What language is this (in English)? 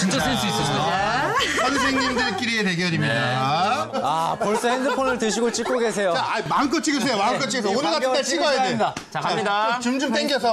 Korean